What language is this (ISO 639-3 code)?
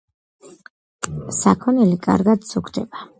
kat